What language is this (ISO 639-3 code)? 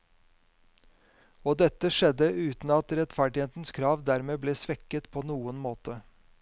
nor